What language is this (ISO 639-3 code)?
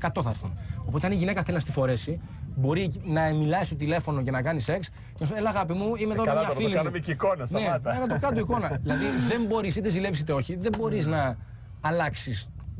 ell